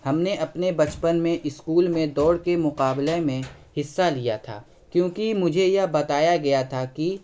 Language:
Urdu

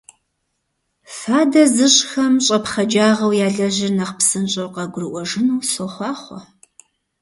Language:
Kabardian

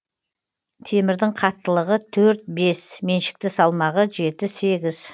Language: Kazakh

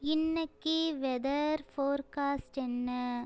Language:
Tamil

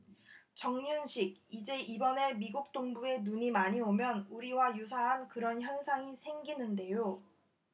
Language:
Korean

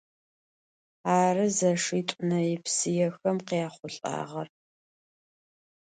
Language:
Adyghe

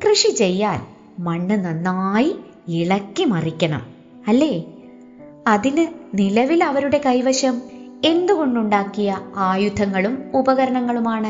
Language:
Malayalam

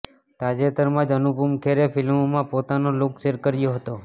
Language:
Gujarati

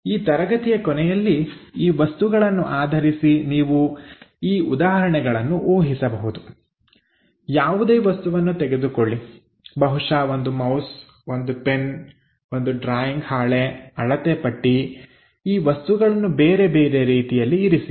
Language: Kannada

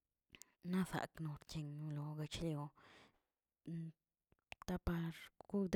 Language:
Tilquiapan Zapotec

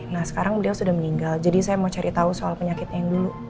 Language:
Indonesian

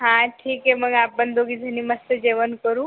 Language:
Marathi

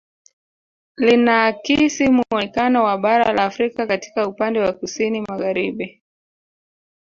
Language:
Swahili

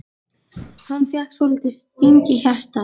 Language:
Icelandic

